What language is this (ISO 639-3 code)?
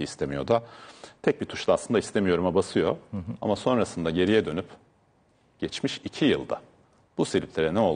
tur